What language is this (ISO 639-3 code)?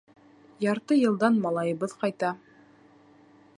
bak